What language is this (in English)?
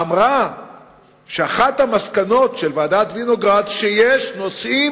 Hebrew